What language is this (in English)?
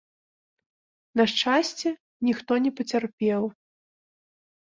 Belarusian